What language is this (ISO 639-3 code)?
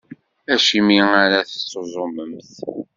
kab